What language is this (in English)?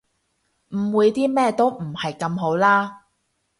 Cantonese